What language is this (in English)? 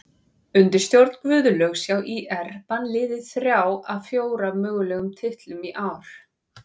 Icelandic